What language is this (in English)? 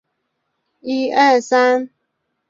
Chinese